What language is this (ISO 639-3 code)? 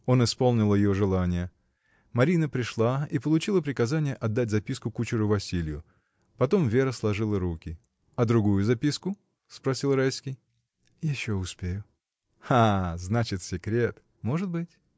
rus